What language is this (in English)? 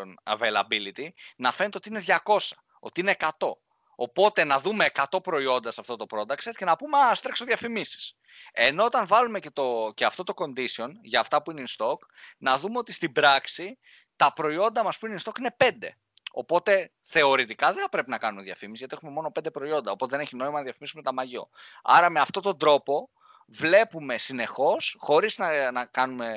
Greek